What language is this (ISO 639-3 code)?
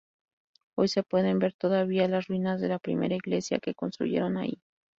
spa